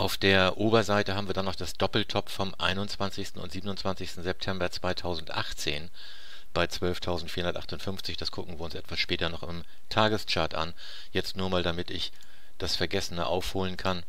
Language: German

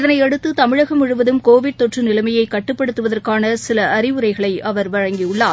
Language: Tamil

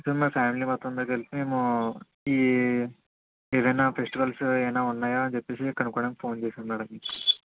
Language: Telugu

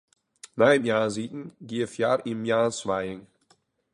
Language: Western Frisian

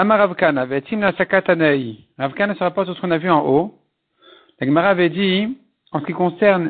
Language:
French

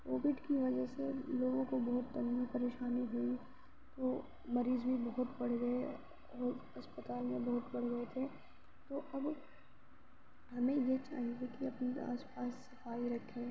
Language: Urdu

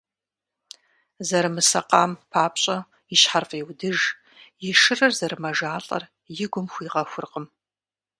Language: Kabardian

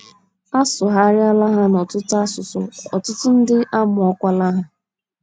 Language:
Igbo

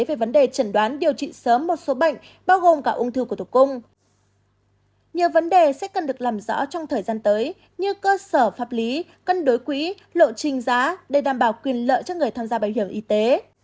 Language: Vietnamese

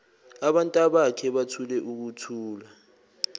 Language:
Zulu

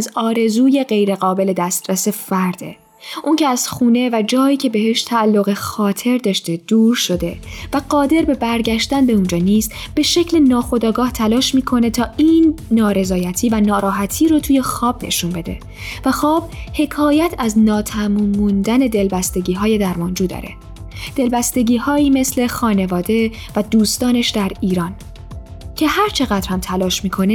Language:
Persian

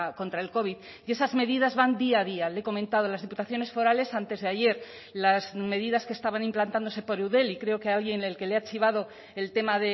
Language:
Spanish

